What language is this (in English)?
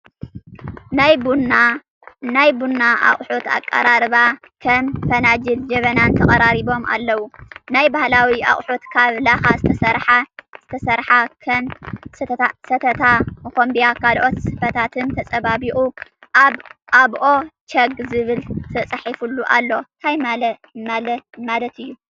Tigrinya